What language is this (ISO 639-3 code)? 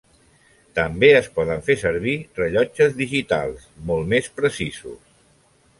cat